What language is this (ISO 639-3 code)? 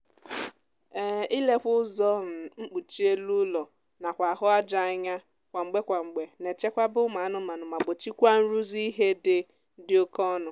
ibo